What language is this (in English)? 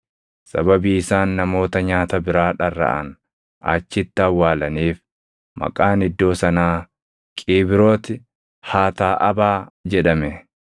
Oromo